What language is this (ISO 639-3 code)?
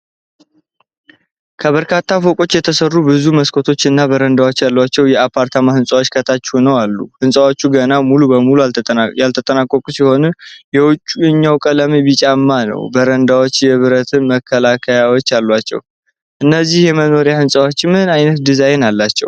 amh